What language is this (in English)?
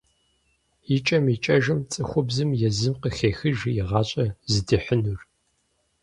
Kabardian